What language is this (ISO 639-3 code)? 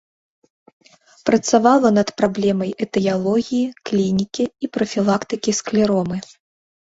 bel